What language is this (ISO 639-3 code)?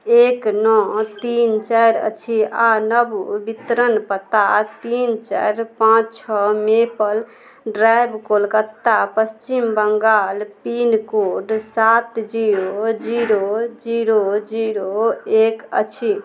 mai